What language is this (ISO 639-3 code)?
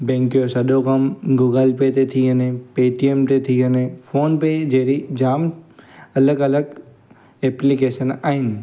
snd